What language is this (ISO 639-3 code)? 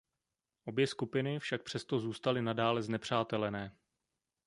ces